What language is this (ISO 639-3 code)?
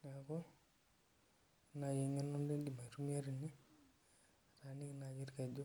mas